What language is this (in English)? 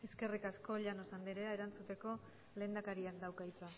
Basque